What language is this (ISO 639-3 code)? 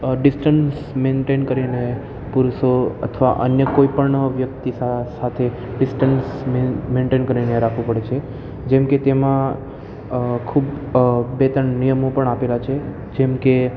guj